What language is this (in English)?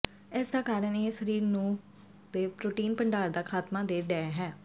Punjabi